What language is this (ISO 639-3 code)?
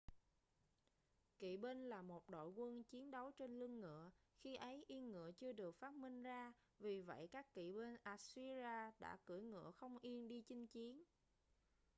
vie